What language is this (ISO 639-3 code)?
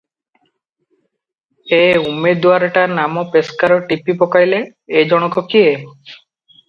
ori